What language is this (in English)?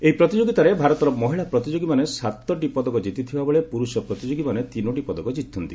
Odia